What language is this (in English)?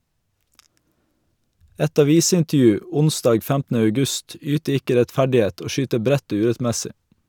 Norwegian